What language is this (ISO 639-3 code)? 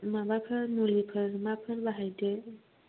brx